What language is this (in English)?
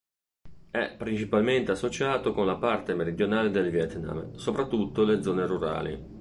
Italian